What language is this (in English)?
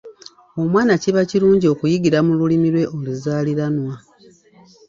Ganda